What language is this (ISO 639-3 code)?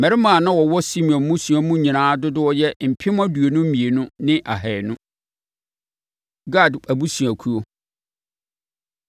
aka